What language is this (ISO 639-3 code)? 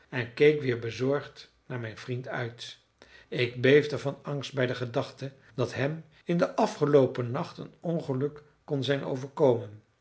nld